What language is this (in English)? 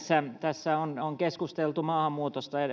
Finnish